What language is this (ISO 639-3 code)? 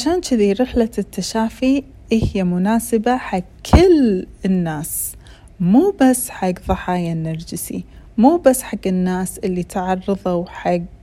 ara